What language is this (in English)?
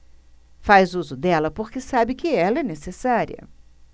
Portuguese